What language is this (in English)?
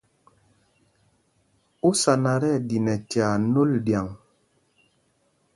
Mpumpong